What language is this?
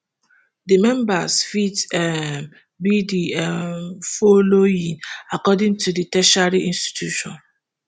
Nigerian Pidgin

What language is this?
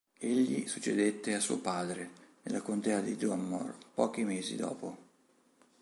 Italian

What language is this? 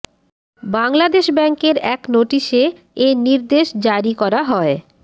Bangla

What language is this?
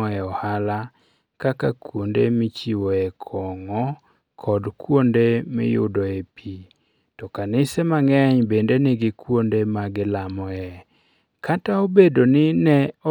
Luo (Kenya and Tanzania)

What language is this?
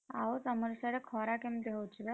Odia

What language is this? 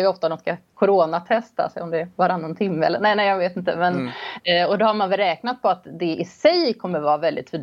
Swedish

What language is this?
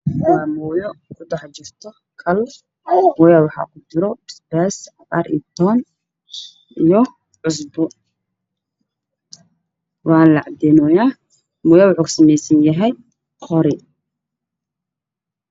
Somali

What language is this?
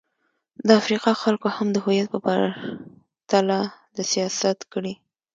Pashto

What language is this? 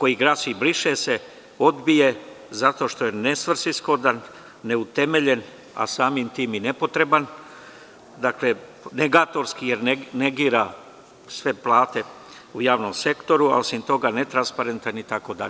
Serbian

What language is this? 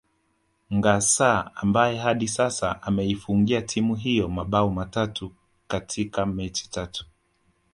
Swahili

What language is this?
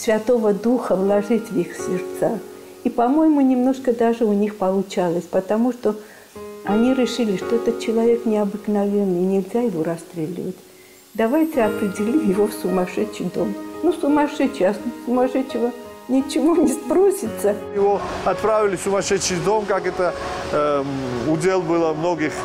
Russian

